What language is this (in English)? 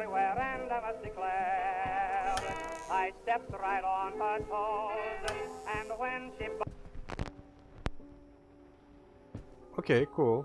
Turkish